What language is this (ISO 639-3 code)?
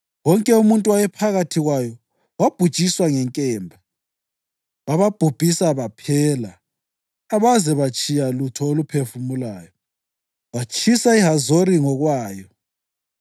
nde